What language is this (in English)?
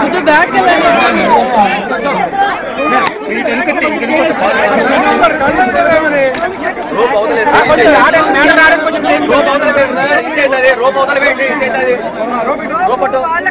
Telugu